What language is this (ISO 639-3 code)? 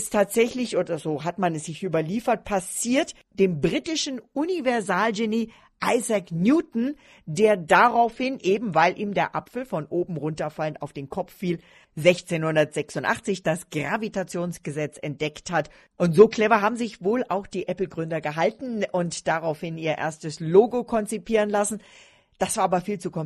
deu